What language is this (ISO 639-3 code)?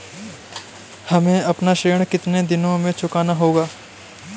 hin